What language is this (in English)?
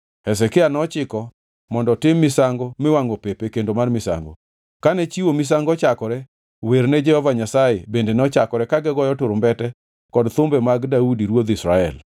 Luo (Kenya and Tanzania)